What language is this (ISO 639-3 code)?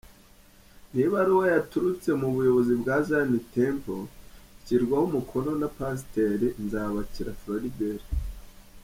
kin